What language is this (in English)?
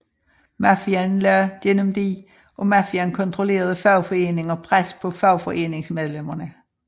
Danish